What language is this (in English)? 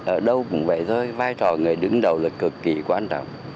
Vietnamese